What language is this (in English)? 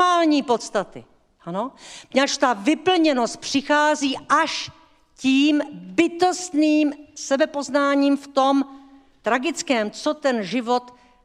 Czech